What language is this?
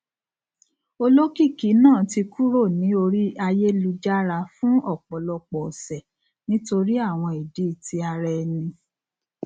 Yoruba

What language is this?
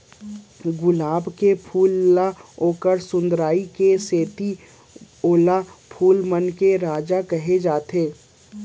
Chhattisgarhi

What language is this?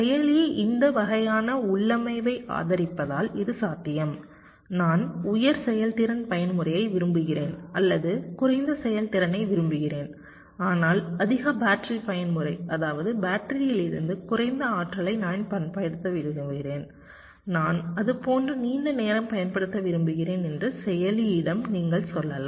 Tamil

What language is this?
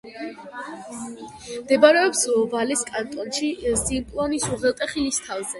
Georgian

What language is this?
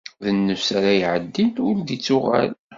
Kabyle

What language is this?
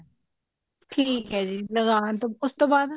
Punjabi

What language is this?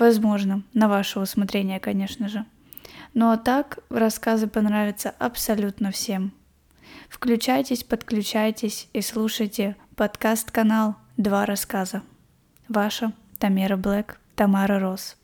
Russian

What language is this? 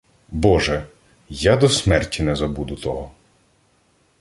Ukrainian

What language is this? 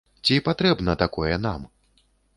Belarusian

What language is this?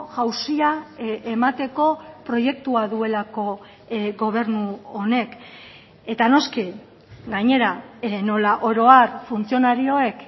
Basque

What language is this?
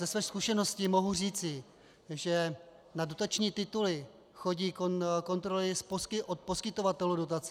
Czech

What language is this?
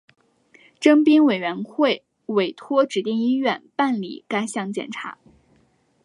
Chinese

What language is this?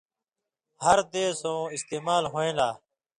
Indus Kohistani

